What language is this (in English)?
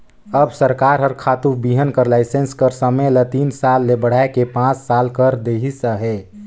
Chhattisgarhi